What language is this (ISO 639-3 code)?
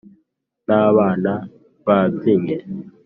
kin